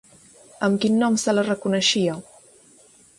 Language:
Catalan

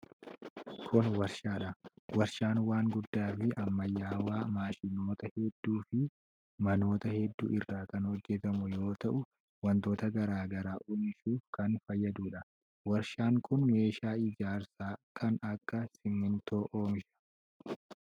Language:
Oromo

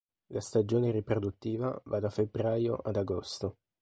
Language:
Italian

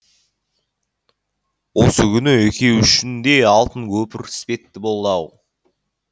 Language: Kazakh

